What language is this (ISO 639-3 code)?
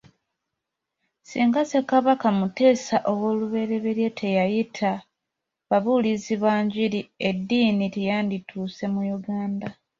lug